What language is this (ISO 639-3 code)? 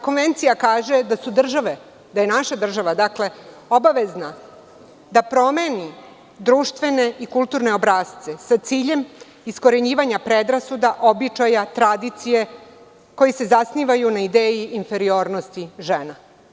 srp